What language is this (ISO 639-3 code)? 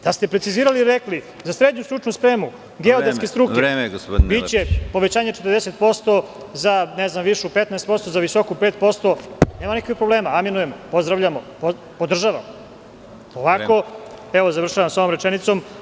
srp